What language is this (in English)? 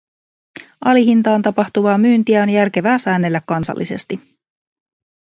Finnish